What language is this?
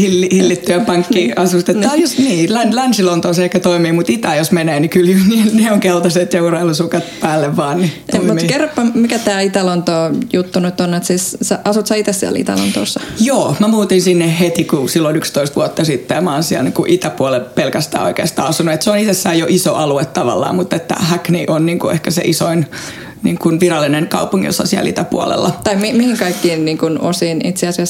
Finnish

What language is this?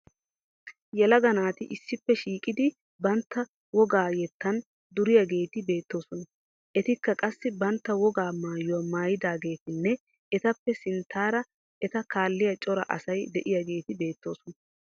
Wolaytta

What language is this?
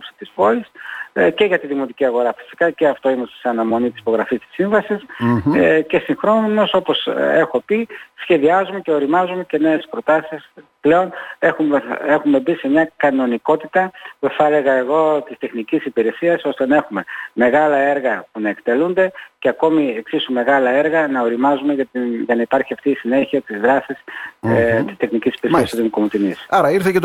Greek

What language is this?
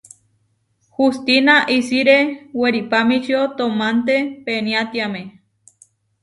Huarijio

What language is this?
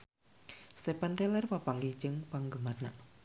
Sundanese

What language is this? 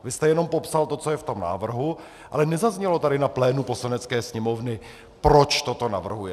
Czech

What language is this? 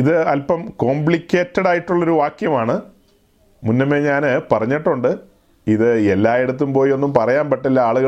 Malayalam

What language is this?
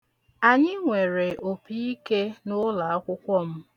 Igbo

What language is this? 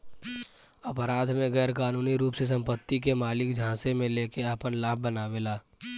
Bhojpuri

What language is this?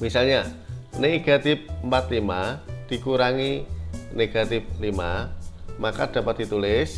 Indonesian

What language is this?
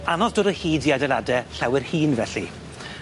Welsh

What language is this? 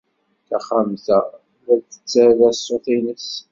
Kabyle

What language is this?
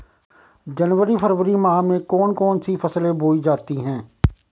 Hindi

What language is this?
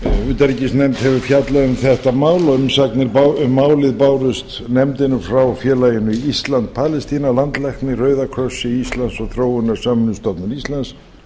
Icelandic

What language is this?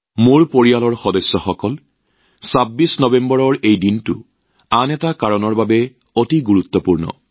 Assamese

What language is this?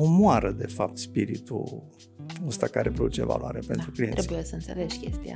Romanian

